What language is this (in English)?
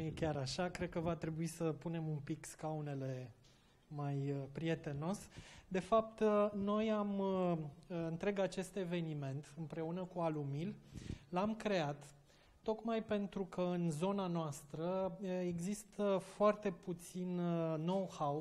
Romanian